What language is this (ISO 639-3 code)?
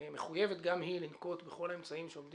heb